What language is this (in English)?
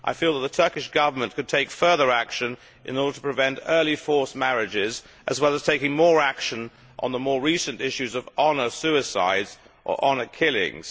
English